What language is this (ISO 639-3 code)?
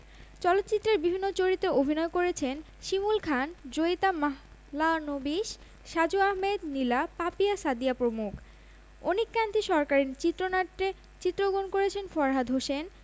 ben